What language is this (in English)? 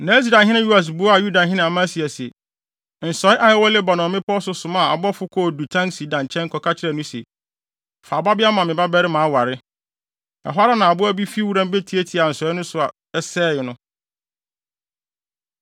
Akan